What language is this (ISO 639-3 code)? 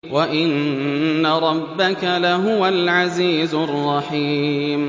ara